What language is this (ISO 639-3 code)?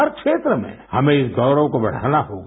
hin